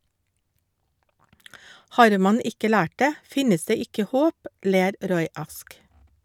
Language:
Norwegian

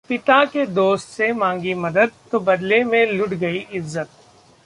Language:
Hindi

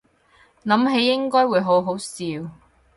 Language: Cantonese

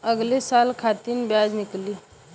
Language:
Bhojpuri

